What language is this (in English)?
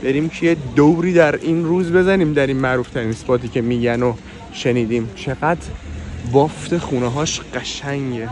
Persian